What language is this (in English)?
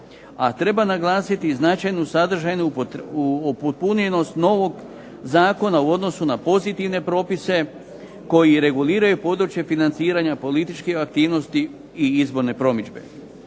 Croatian